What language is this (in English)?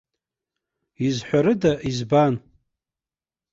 Abkhazian